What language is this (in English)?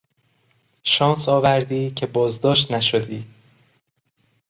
Persian